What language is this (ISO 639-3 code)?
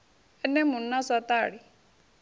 ven